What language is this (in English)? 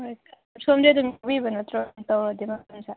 Manipuri